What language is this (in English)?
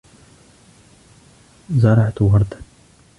Arabic